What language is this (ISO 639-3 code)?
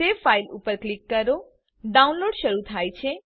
guj